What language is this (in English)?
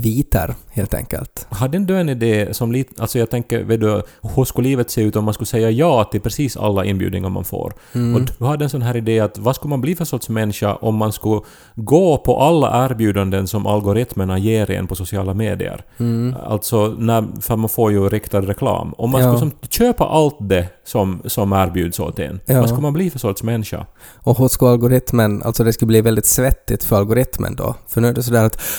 Swedish